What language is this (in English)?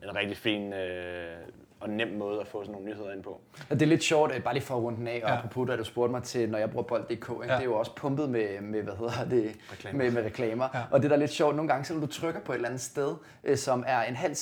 Danish